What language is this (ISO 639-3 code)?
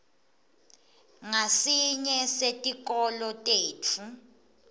ssw